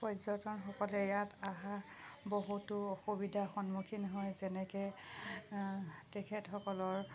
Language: Assamese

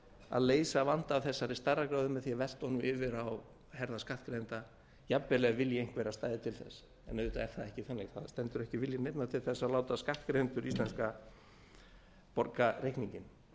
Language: Icelandic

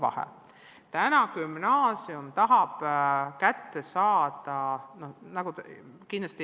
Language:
Estonian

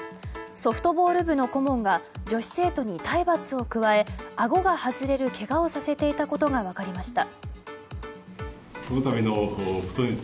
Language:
Japanese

